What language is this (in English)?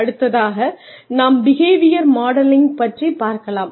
Tamil